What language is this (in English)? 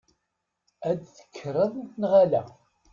Kabyle